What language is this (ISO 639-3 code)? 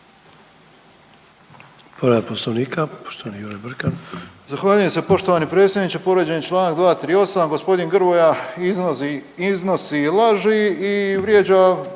hrv